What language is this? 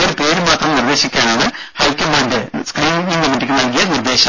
Malayalam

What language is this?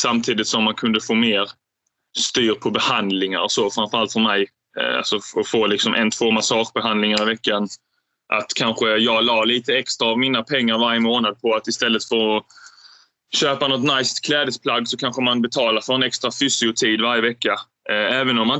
Swedish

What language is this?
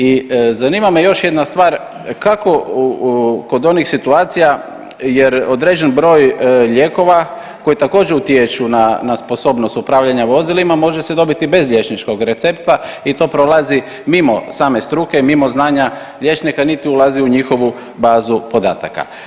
Croatian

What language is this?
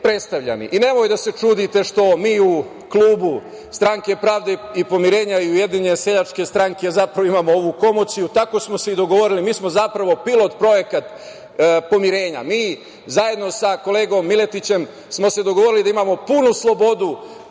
Serbian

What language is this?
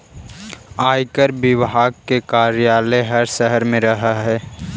Magahi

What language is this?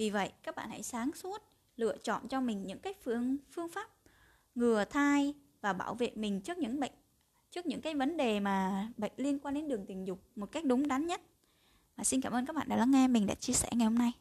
Vietnamese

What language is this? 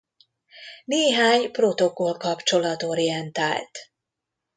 Hungarian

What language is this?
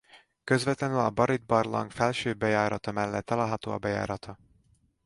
Hungarian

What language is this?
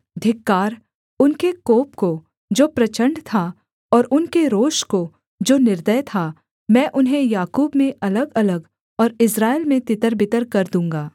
Hindi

